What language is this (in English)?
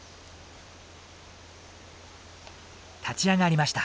Japanese